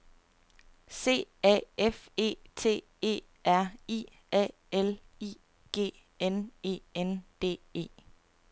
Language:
Danish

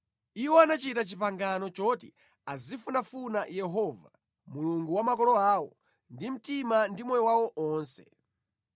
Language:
Nyanja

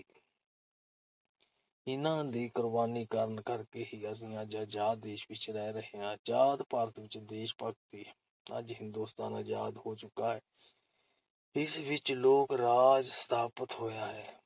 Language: Punjabi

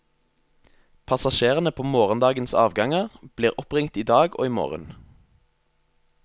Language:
Norwegian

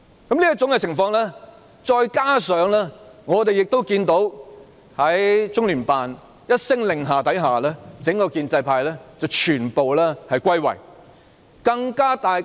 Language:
Cantonese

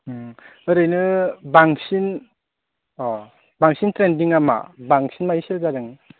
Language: Bodo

